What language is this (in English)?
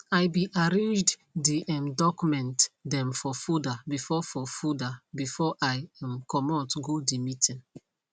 Nigerian Pidgin